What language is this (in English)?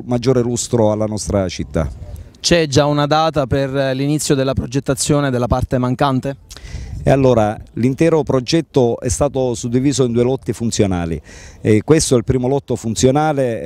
Italian